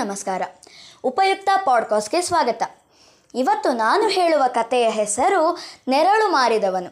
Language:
Kannada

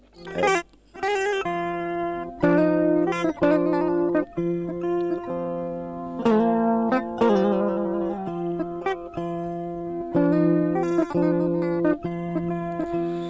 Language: Fula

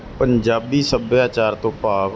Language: Punjabi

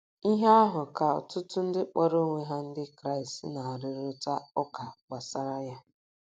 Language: Igbo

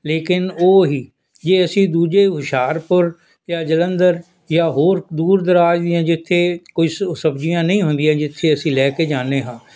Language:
Punjabi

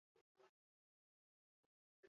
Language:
Basque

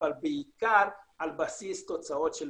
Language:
Hebrew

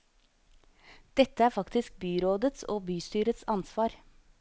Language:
Norwegian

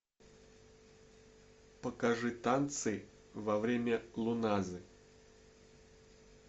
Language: Russian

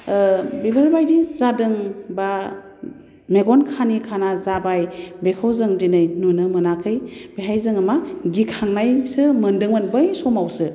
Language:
Bodo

